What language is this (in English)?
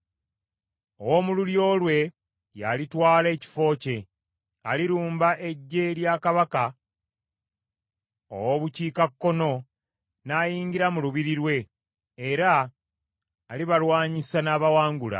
Ganda